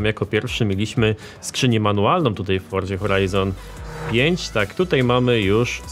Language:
Polish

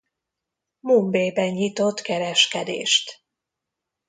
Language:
Hungarian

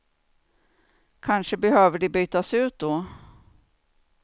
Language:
Swedish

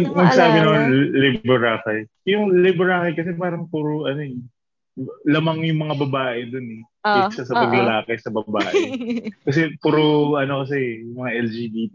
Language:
Filipino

